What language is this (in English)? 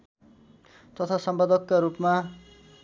Nepali